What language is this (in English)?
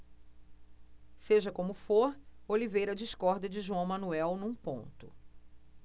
Portuguese